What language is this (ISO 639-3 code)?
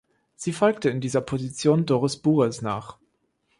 deu